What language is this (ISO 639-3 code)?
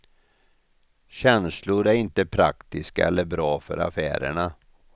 swe